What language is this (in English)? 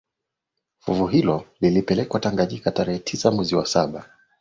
Swahili